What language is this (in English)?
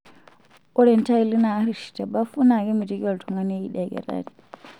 Masai